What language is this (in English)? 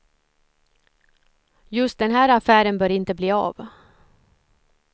Swedish